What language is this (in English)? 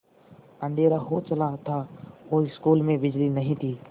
Hindi